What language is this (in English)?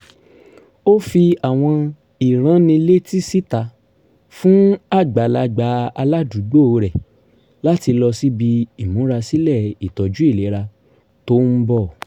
Yoruba